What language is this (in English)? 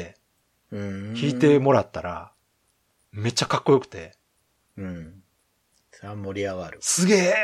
Japanese